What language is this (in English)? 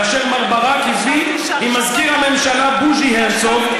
Hebrew